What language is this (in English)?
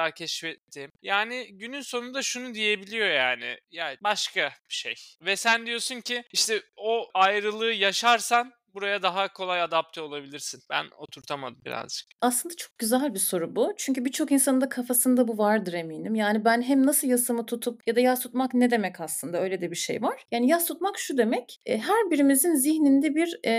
Turkish